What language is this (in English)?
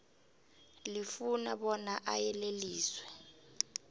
South Ndebele